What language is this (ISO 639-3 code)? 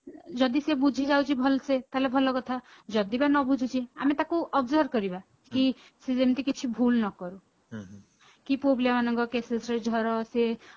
ori